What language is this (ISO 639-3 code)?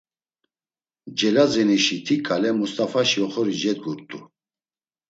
lzz